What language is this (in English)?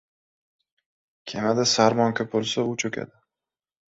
Uzbek